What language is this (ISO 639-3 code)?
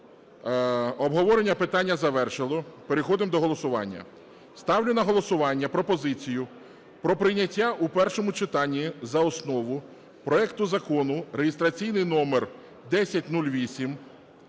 ukr